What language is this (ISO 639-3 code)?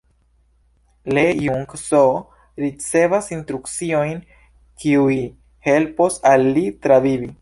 epo